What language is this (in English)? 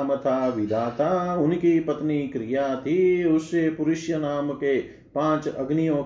Hindi